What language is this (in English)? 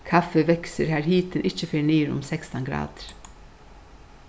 Faroese